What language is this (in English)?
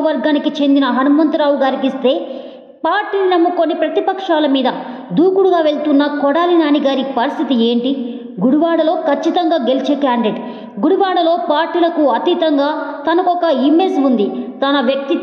Telugu